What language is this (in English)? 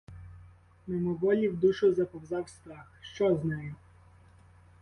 Ukrainian